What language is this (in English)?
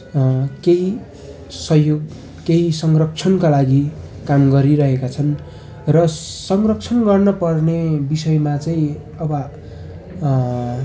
Nepali